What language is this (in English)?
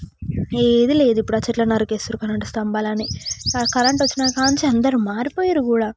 Telugu